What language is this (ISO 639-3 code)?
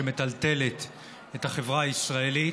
heb